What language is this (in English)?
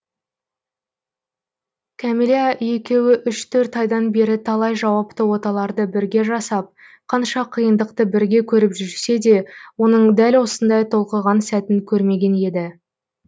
Kazakh